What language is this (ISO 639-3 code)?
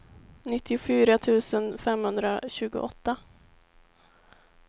swe